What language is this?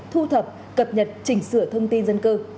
Vietnamese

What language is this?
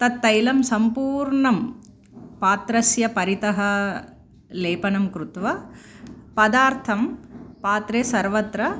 Sanskrit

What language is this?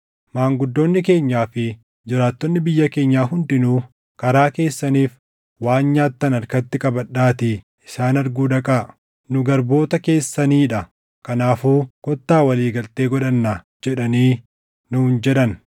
Oromo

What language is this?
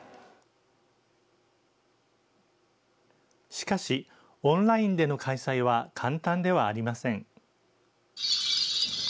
Japanese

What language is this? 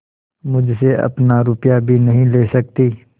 Hindi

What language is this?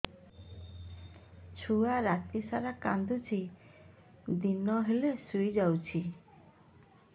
Odia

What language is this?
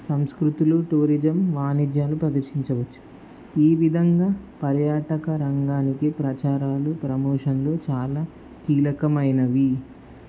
Telugu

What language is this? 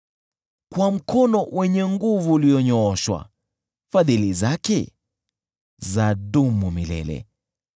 Swahili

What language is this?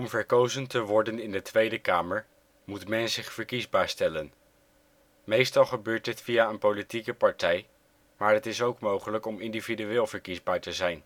Dutch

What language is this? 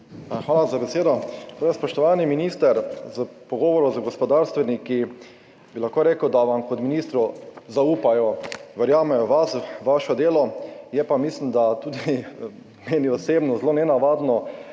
Slovenian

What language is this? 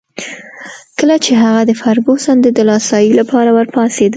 Pashto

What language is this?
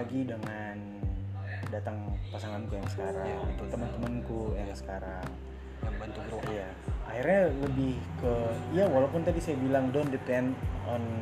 Indonesian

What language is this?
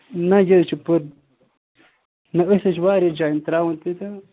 Kashmiri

